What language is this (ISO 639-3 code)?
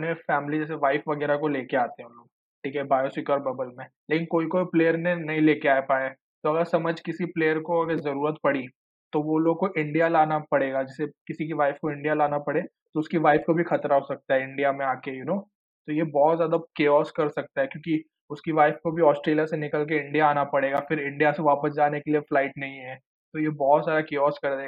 hin